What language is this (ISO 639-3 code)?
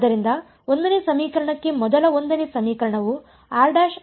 kan